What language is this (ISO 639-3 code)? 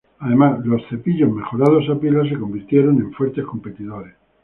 spa